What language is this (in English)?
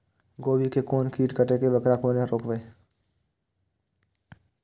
Maithili